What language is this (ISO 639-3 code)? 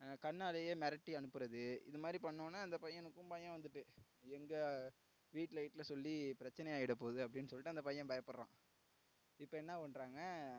tam